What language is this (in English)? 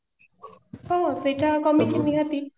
Odia